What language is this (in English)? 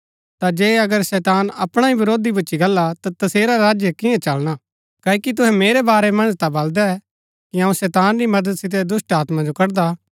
Gaddi